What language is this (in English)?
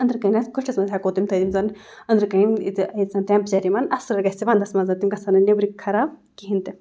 Kashmiri